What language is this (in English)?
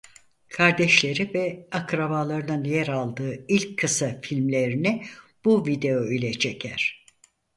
Turkish